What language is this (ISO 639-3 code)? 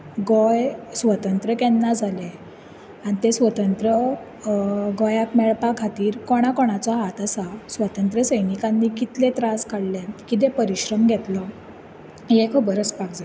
kok